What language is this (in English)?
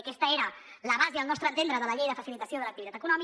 Catalan